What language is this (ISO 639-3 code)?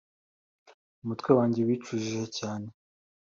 kin